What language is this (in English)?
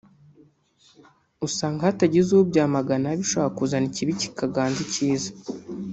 Kinyarwanda